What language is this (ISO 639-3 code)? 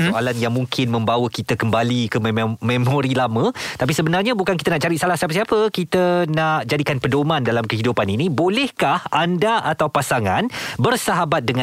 msa